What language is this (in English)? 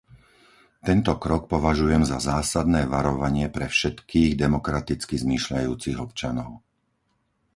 Slovak